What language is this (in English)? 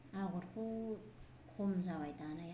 Bodo